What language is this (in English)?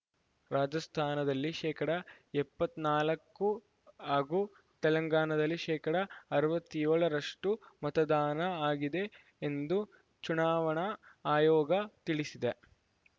Kannada